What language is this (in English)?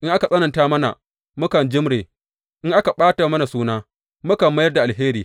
Hausa